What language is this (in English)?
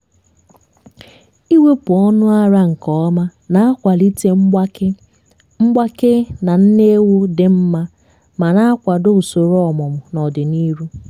Igbo